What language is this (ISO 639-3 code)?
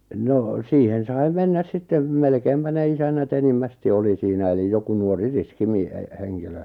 fin